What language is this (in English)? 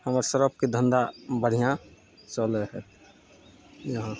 Maithili